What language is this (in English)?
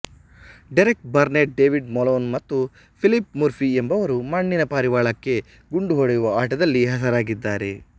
Kannada